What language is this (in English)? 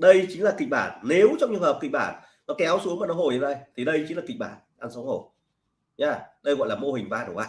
Vietnamese